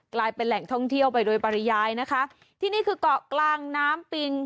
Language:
Thai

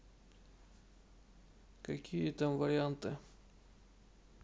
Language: Russian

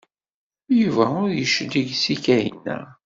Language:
Kabyle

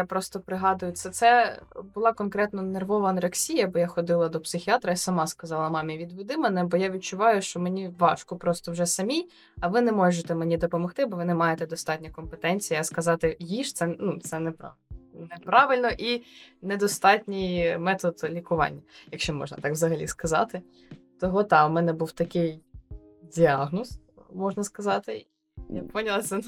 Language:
Ukrainian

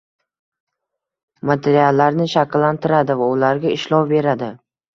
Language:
Uzbek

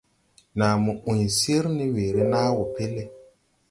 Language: Tupuri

